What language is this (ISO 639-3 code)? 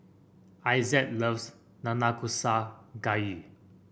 eng